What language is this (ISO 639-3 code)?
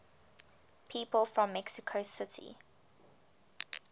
eng